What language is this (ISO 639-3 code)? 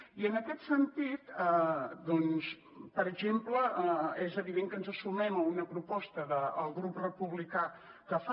cat